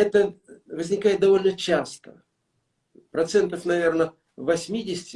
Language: Russian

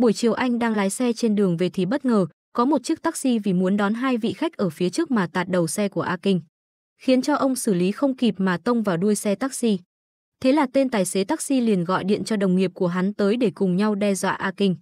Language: Vietnamese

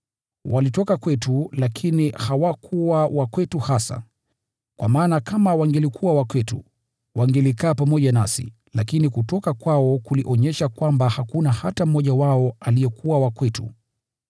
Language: Swahili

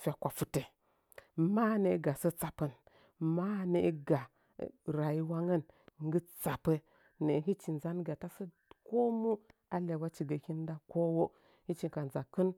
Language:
Nzanyi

